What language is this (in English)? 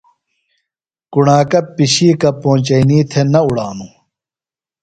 Phalura